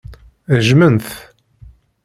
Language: Kabyle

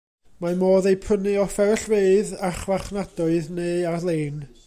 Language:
Welsh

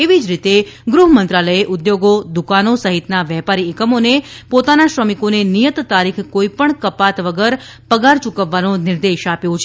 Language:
Gujarati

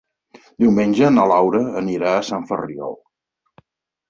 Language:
Catalan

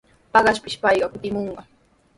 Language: Sihuas Ancash Quechua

